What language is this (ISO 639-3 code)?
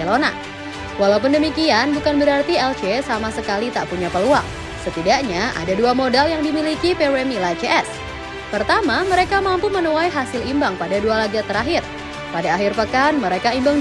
ind